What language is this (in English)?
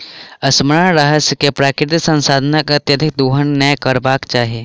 Maithili